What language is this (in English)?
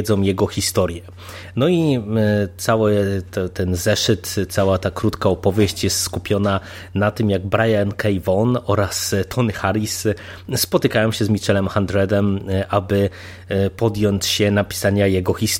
Polish